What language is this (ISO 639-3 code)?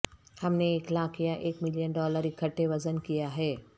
urd